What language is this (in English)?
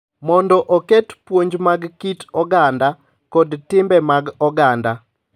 Luo (Kenya and Tanzania)